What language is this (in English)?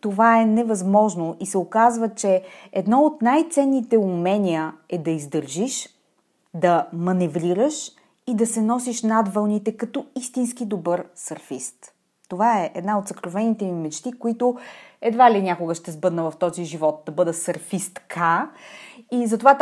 Bulgarian